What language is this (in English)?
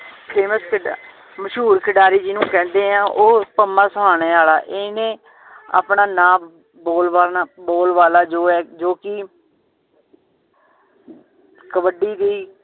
Punjabi